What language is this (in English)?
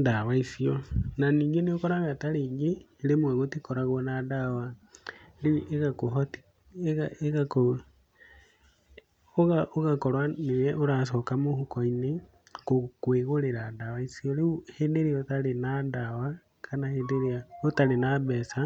Kikuyu